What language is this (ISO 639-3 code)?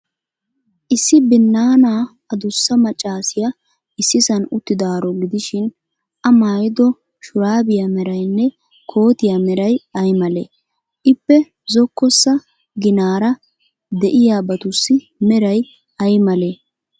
wal